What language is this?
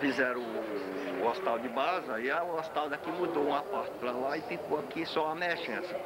Portuguese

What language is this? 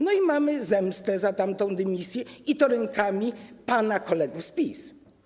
Polish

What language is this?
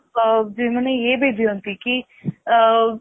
Odia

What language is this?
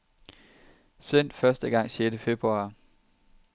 Danish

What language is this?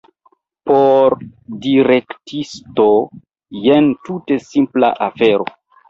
Esperanto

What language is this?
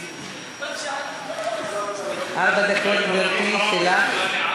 Hebrew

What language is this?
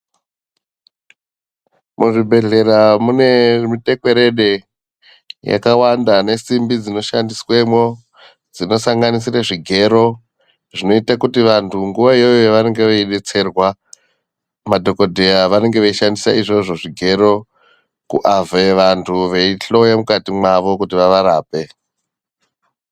Ndau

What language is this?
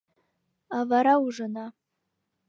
Mari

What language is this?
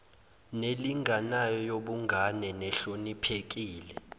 Zulu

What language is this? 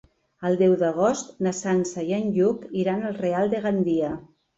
Catalan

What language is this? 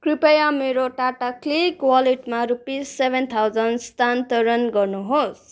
Nepali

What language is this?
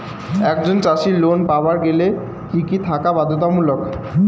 Bangla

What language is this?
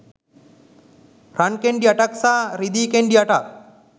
Sinhala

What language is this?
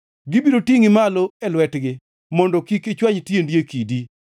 Luo (Kenya and Tanzania)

